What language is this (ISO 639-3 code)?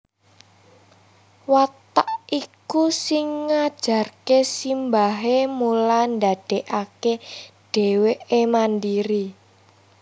jav